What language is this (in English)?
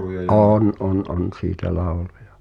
Finnish